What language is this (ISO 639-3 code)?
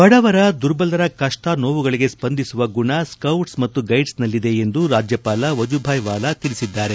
kan